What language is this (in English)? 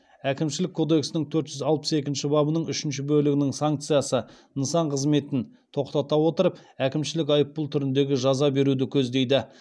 Kazakh